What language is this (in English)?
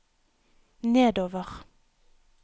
Norwegian